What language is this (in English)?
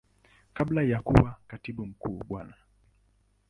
Swahili